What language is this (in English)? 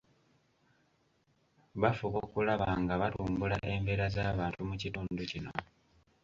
Ganda